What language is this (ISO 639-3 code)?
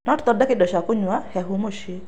kik